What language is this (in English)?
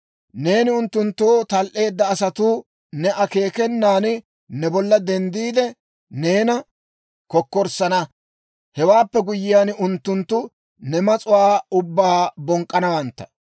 Dawro